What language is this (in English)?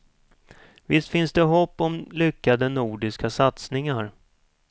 Swedish